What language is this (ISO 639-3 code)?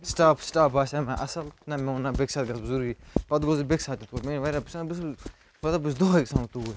kas